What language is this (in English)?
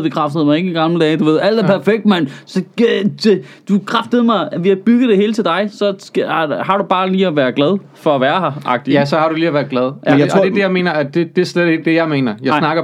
Danish